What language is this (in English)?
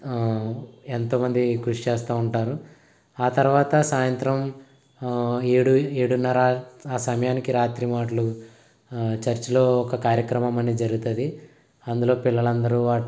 Telugu